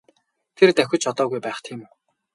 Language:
Mongolian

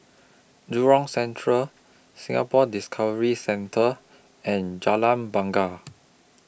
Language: English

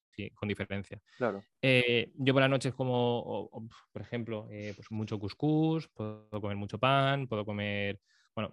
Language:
Spanish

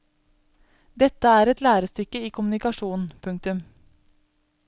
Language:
Norwegian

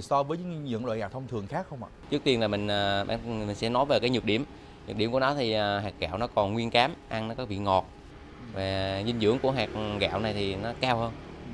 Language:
Vietnamese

